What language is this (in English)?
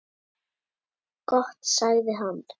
Icelandic